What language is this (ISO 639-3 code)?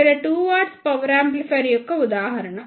tel